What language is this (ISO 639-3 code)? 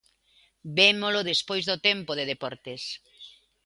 glg